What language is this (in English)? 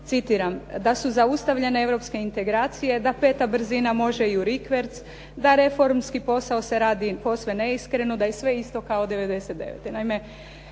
Croatian